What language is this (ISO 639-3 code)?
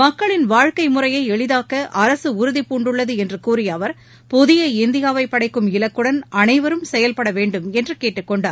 tam